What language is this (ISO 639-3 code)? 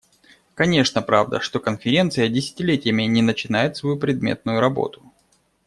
rus